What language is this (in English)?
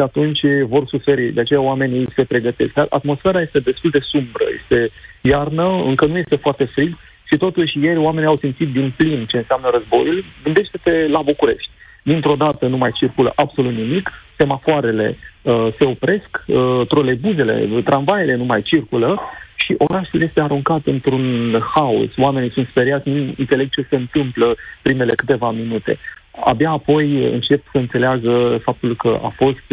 Romanian